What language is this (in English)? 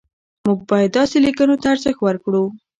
Pashto